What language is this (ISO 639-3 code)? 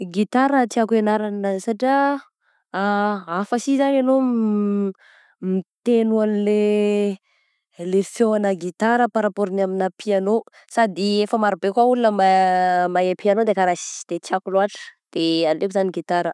bzc